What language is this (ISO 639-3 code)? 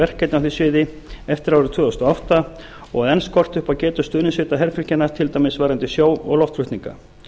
isl